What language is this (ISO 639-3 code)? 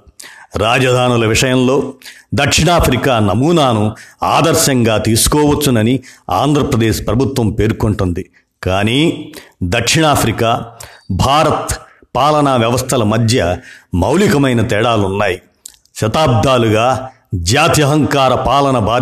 tel